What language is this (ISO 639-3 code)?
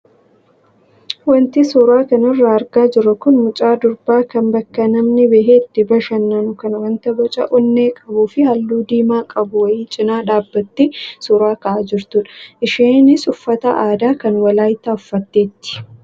orm